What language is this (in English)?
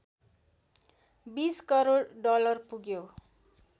Nepali